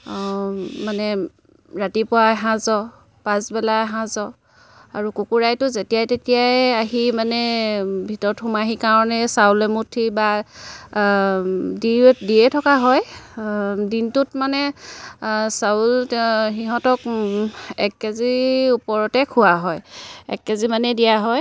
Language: Assamese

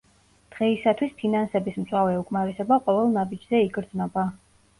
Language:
Georgian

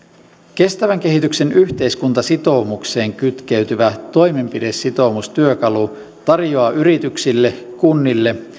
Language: Finnish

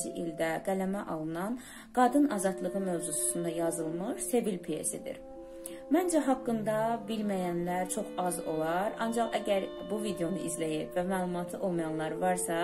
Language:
Turkish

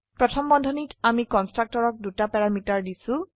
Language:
Assamese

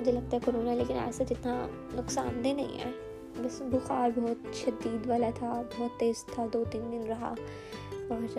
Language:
Urdu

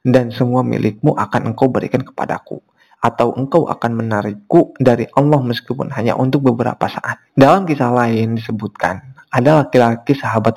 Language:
Indonesian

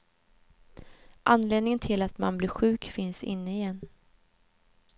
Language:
Swedish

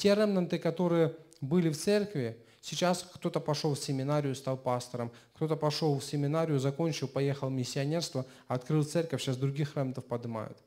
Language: Russian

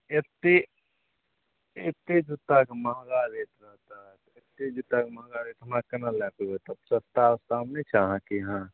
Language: Maithili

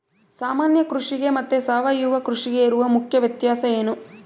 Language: Kannada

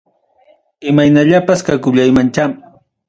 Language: Ayacucho Quechua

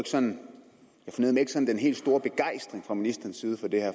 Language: Danish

